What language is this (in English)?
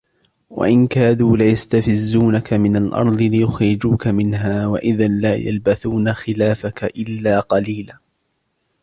Arabic